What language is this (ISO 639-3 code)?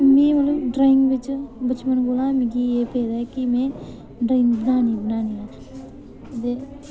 doi